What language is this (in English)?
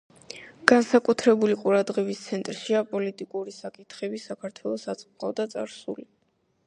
Georgian